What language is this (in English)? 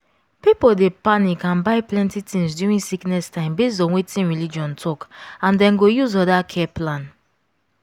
Nigerian Pidgin